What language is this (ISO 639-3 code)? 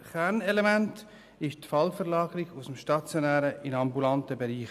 gsw